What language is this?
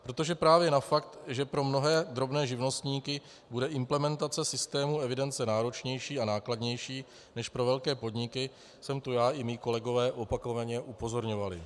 Czech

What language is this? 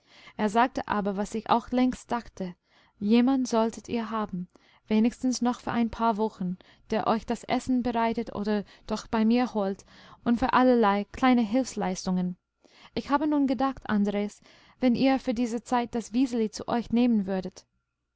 German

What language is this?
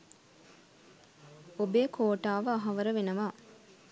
Sinhala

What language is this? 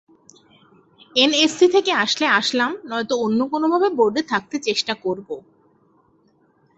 Bangla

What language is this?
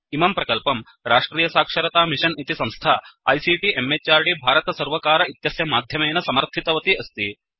Sanskrit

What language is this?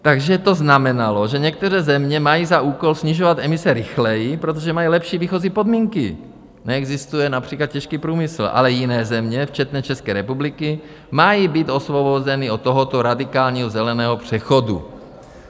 Czech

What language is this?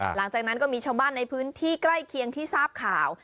Thai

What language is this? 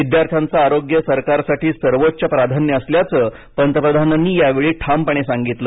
Marathi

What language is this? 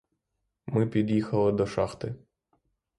Ukrainian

